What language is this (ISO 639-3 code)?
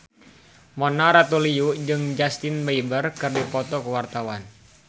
sun